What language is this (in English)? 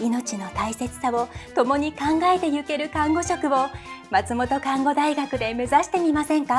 Japanese